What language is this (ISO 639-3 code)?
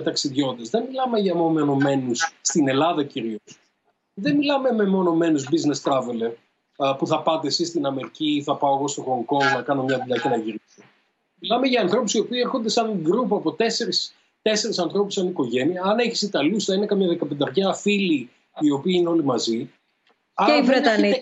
ell